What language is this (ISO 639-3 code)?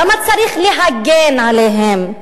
heb